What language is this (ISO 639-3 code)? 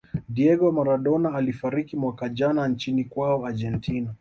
swa